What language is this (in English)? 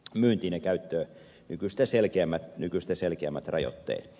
Finnish